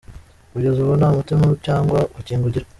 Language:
Kinyarwanda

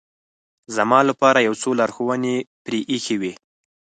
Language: Pashto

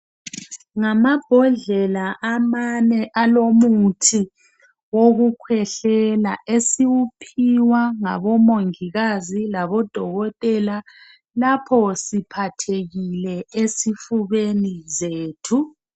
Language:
North Ndebele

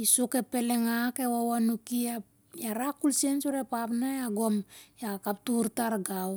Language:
Siar-Lak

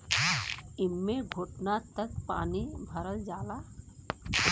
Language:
Bhojpuri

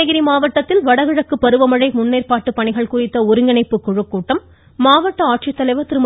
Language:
Tamil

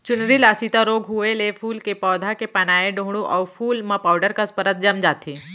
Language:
Chhattisgarhi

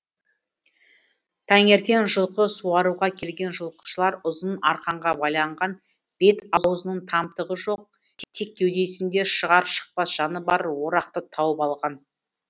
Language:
Kazakh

